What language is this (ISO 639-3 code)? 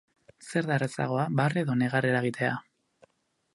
eus